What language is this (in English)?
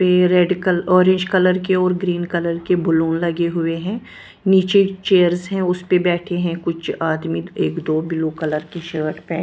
Hindi